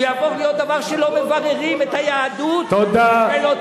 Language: Hebrew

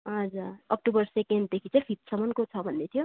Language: Nepali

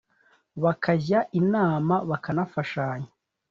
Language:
Kinyarwanda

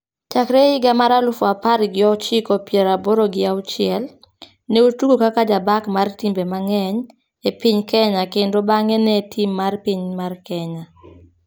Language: Luo (Kenya and Tanzania)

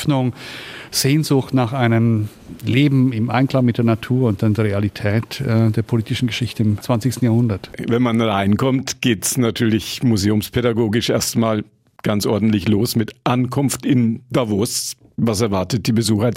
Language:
German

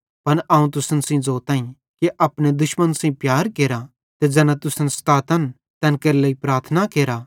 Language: Bhadrawahi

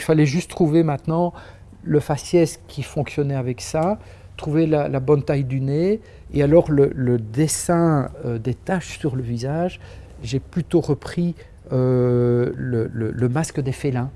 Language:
French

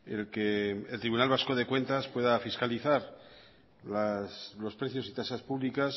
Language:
Spanish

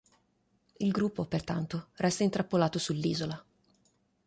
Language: Italian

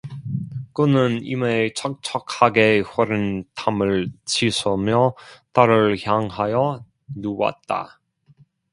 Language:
Korean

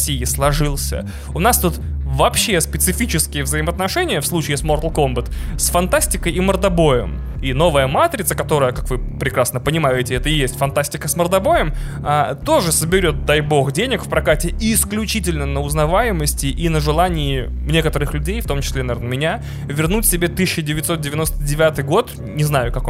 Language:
Russian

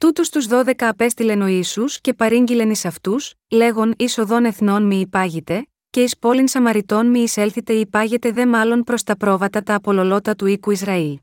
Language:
Greek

